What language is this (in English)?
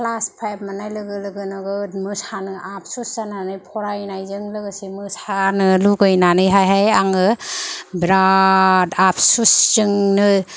Bodo